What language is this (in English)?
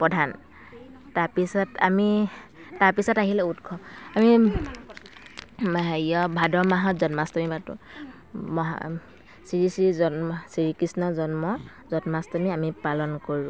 Assamese